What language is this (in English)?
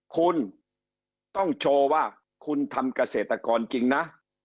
Thai